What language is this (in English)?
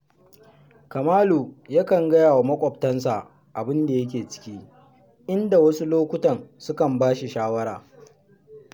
Hausa